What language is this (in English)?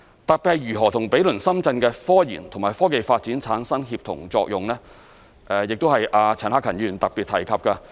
Cantonese